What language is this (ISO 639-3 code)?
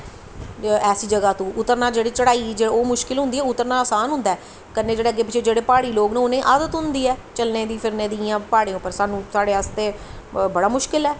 doi